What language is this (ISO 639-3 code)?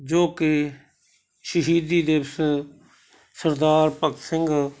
pan